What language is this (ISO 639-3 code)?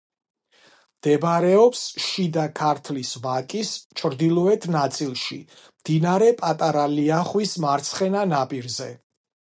kat